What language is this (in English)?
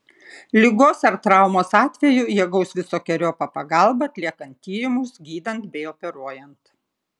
Lithuanian